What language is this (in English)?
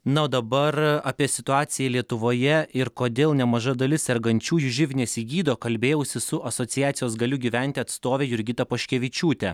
Lithuanian